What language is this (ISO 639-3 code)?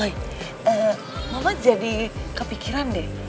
ind